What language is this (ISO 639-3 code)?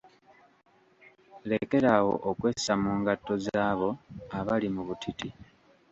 lug